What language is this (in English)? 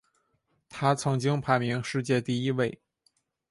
Chinese